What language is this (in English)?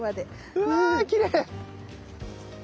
Japanese